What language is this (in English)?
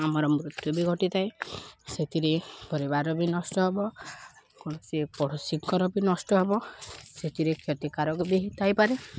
Odia